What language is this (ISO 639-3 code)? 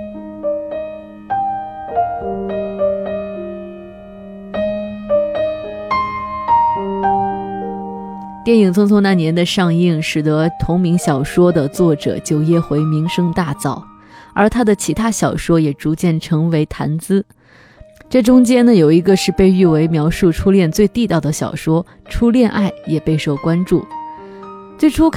zho